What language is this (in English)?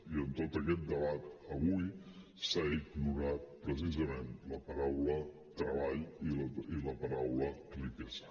Catalan